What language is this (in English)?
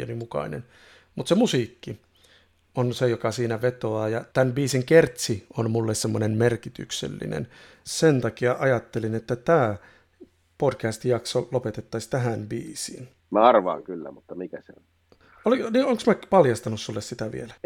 Finnish